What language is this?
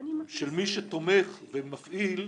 Hebrew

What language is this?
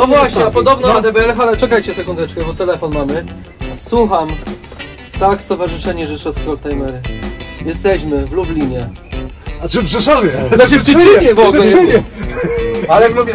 Polish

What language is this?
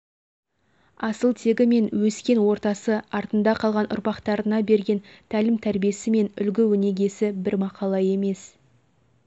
Kazakh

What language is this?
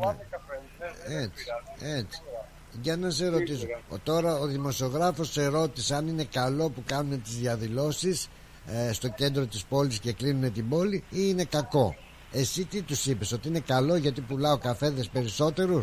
Greek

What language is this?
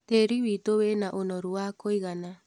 Kikuyu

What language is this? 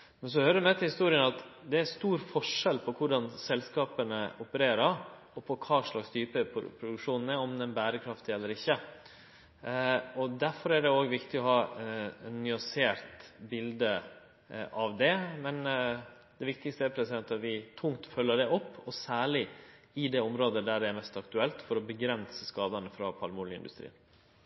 Norwegian Nynorsk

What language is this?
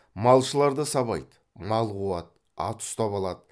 Kazakh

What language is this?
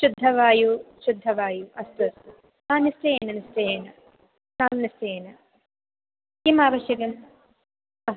Sanskrit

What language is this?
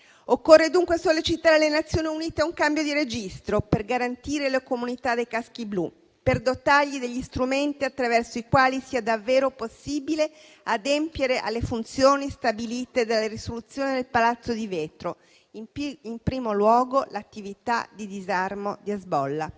Italian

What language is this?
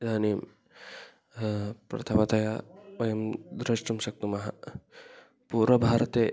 Sanskrit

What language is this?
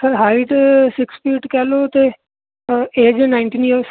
Punjabi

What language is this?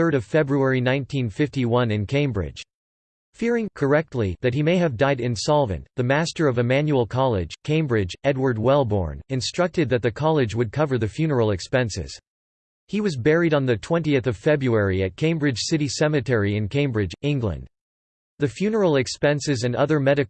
English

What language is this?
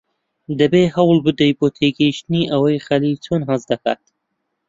Central Kurdish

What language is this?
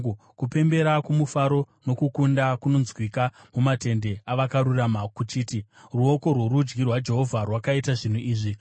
Shona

